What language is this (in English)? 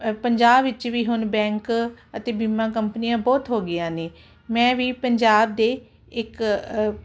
Punjabi